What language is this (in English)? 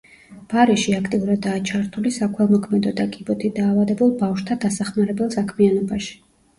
Georgian